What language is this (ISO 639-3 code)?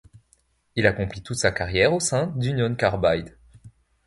fra